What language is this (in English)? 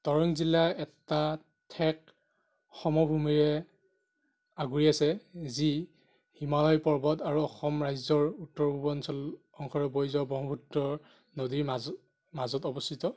Assamese